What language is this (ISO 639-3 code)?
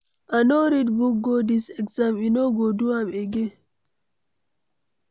pcm